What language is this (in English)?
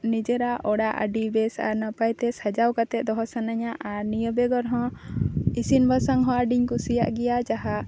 Santali